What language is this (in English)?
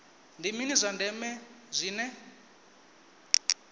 Venda